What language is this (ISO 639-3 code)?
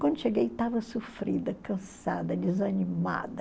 por